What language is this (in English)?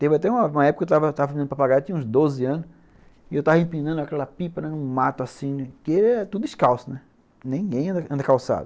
Portuguese